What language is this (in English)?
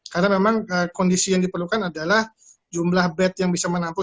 Indonesian